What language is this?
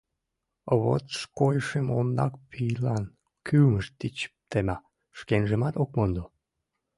Mari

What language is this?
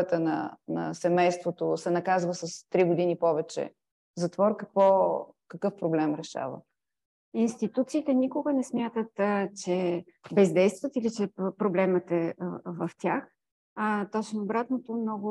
Bulgarian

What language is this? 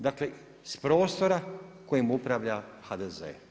Croatian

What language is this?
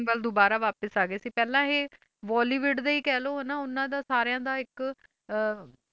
Punjabi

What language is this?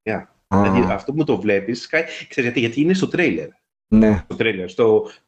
Greek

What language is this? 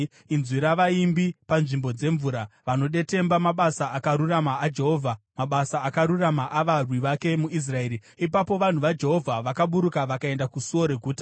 Shona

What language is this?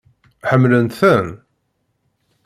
Kabyle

